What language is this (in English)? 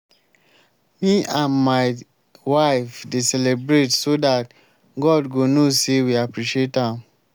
Nigerian Pidgin